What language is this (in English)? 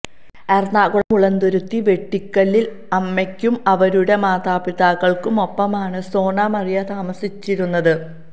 Malayalam